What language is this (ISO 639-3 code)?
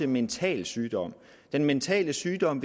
dan